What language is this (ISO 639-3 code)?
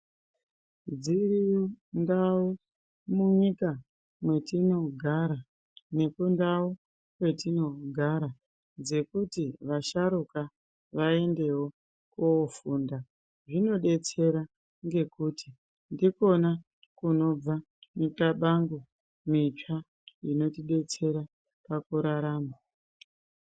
ndc